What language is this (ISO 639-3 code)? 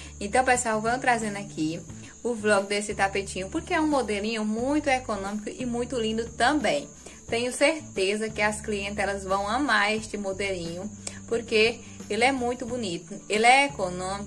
por